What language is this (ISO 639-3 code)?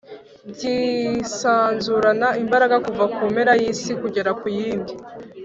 kin